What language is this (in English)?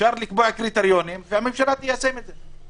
Hebrew